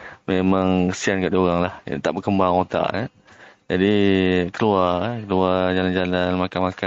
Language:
Malay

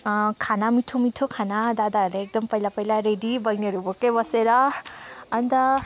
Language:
Nepali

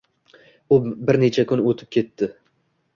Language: Uzbek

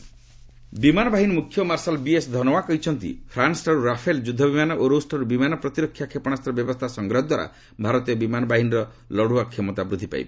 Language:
Odia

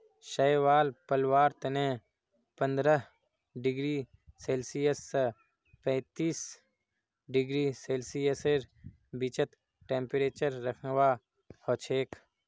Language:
Magahi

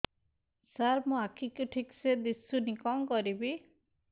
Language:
Odia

